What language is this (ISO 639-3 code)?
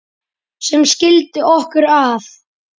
isl